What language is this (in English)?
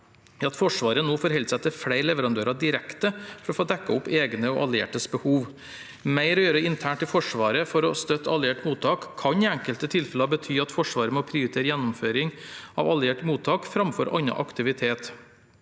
Norwegian